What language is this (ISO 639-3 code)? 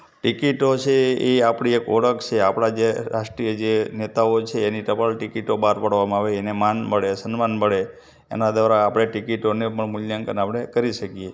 guj